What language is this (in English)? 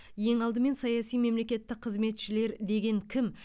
Kazakh